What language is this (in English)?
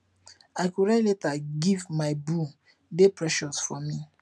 Nigerian Pidgin